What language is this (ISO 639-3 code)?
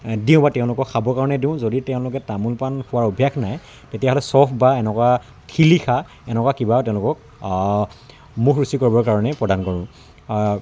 asm